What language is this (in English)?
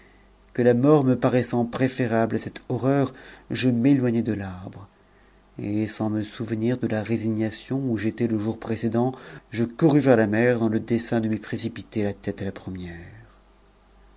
French